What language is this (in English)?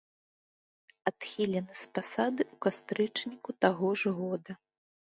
Belarusian